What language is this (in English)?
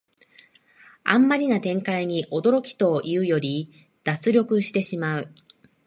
Japanese